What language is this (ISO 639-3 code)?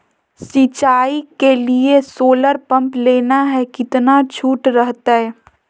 mag